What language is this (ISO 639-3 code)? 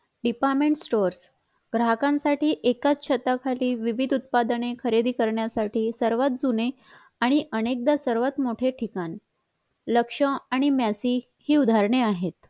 mar